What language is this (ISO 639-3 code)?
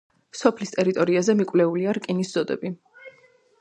kat